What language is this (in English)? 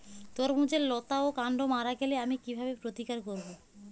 Bangla